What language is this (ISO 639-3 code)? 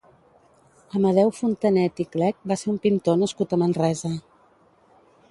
cat